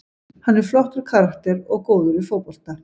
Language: Icelandic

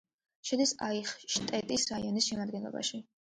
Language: Georgian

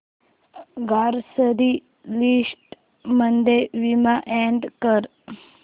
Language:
Marathi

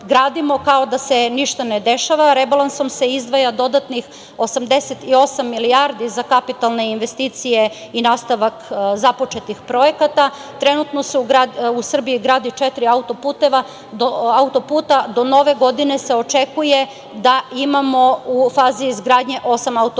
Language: Serbian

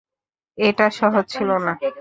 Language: Bangla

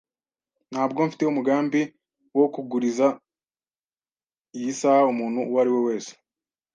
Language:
Kinyarwanda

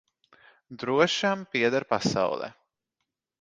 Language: Latvian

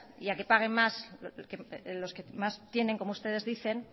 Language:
Spanish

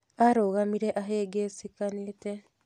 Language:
Kikuyu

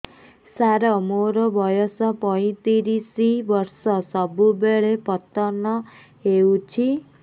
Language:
Odia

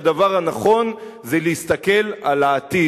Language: Hebrew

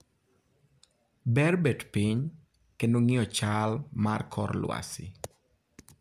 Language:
Luo (Kenya and Tanzania)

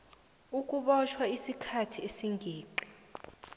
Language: South Ndebele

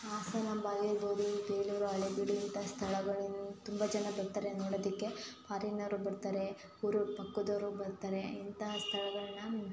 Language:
Kannada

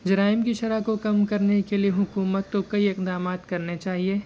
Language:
Urdu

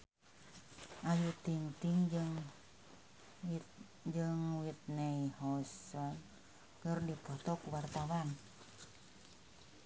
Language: Sundanese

